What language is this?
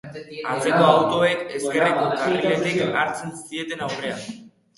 Basque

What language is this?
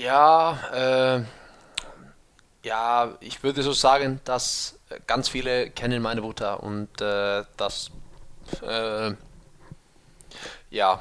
German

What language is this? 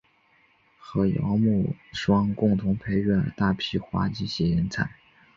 Chinese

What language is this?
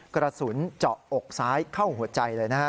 Thai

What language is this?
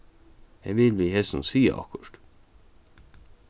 Faroese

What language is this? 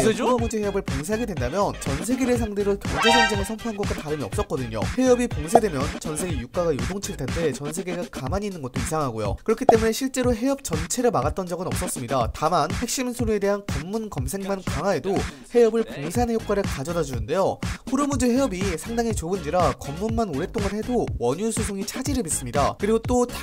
Korean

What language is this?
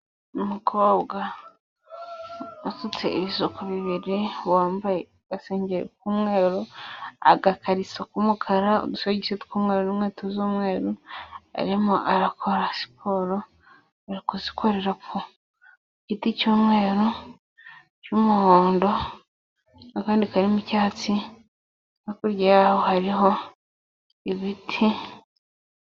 Kinyarwanda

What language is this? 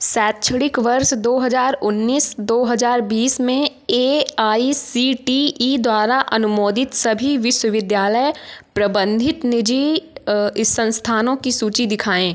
Hindi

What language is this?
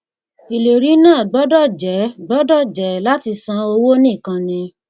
Yoruba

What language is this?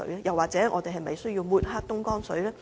Cantonese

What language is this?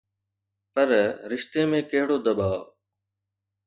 Sindhi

